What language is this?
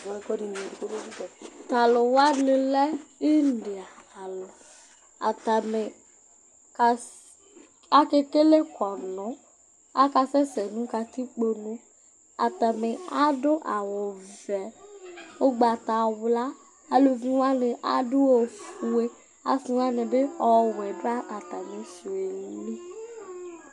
Ikposo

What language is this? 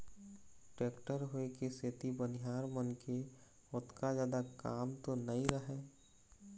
Chhattisgarhi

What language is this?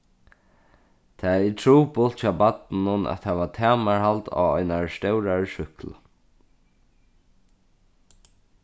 Faroese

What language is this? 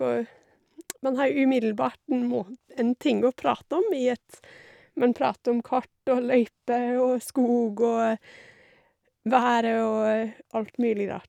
Norwegian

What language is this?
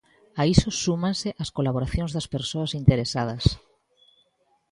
Galician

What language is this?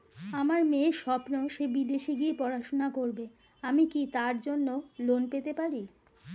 Bangla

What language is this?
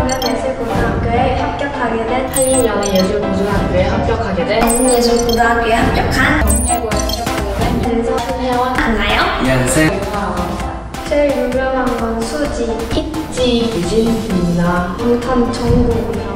Korean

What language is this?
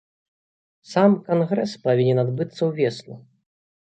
Belarusian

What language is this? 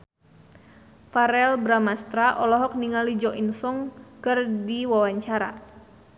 Sundanese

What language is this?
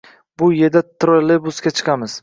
Uzbek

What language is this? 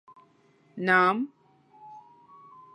Urdu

